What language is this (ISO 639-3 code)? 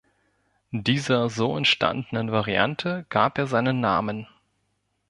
deu